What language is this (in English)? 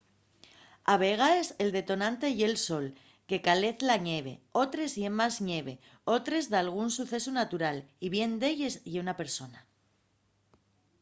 Asturian